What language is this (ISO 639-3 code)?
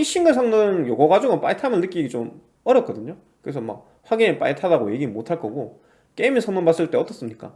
kor